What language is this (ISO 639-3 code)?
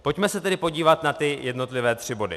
ces